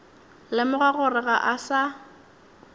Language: Northern Sotho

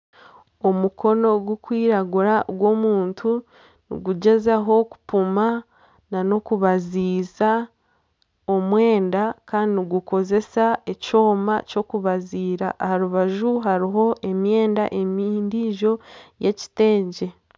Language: Nyankole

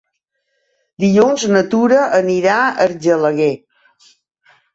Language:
Catalan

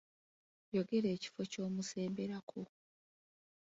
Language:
Ganda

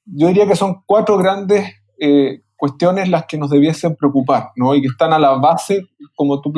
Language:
Spanish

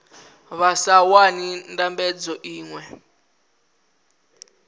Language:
Venda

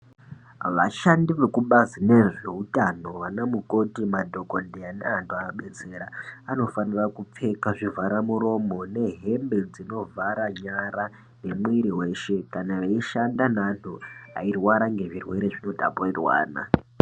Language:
Ndau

